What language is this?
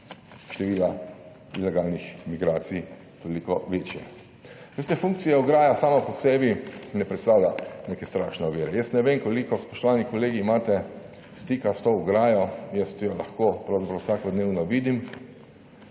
Slovenian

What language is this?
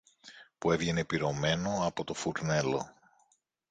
Greek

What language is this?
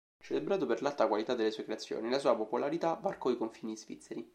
Italian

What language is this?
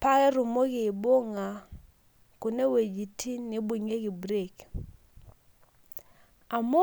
Masai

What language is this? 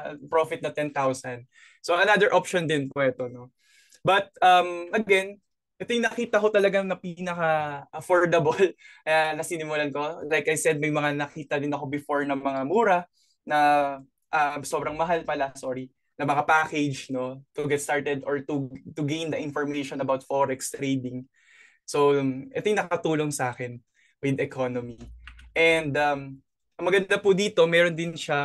Filipino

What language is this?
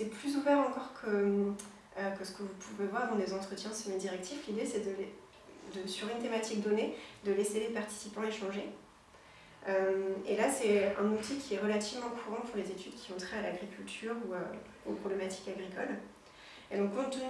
French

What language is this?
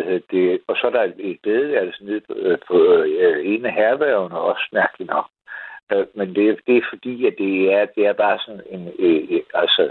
Danish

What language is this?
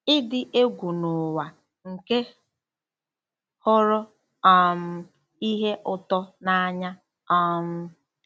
Igbo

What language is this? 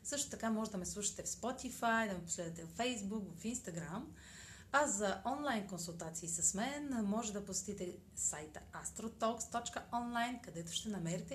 Bulgarian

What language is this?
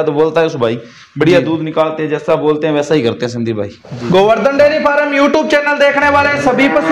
Hindi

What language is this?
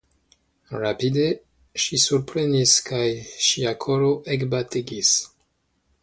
Esperanto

